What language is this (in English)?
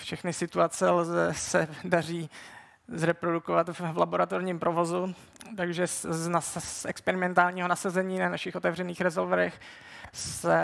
Czech